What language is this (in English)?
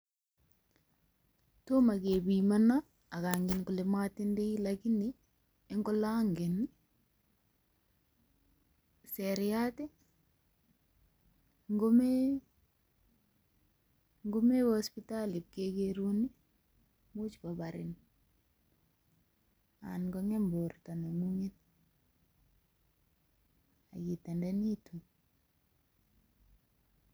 Kalenjin